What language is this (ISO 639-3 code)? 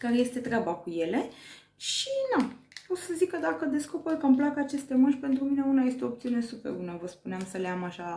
ron